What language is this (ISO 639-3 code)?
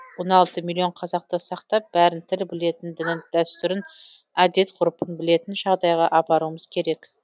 kaz